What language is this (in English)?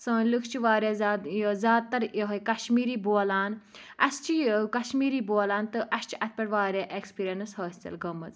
Kashmiri